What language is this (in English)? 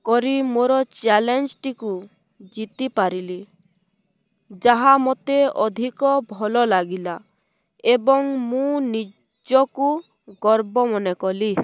Odia